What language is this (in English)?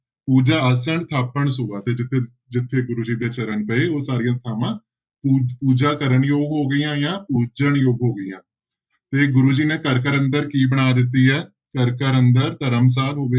Punjabi